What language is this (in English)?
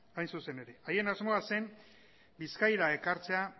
Basque